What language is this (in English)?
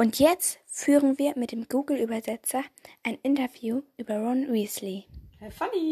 German